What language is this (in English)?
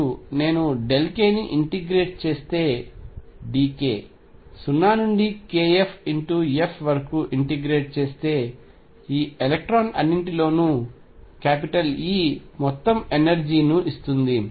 Telugu